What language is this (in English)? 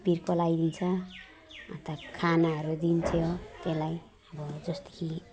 Nepali